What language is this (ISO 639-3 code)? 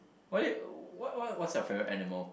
eng